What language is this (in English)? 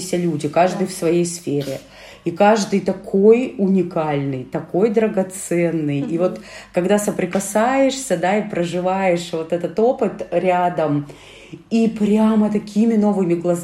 Russian